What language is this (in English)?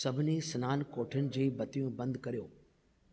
Sindhi